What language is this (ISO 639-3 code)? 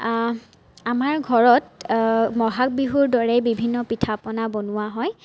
asm